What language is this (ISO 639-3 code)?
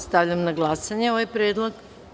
srp